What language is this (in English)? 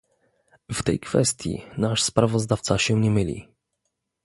Polish